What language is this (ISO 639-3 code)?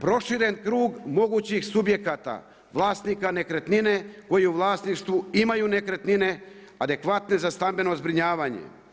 hrv